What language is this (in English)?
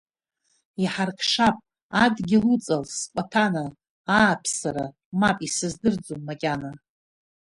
Abkhazian